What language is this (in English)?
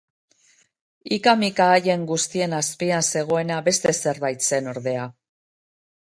Basque